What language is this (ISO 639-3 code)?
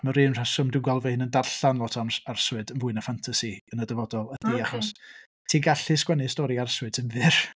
cym